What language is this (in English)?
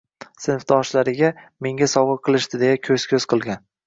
Uzbek